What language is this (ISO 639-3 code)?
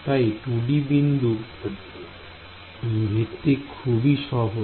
ben